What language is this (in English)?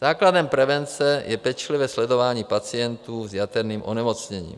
Czech